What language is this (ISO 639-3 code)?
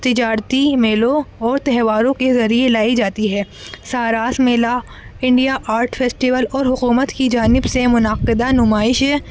urd